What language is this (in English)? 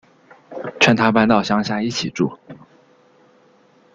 Chinese